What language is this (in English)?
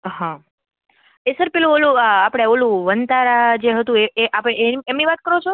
Gujarati